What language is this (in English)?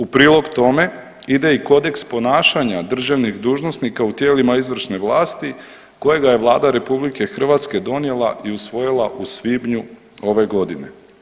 Croatian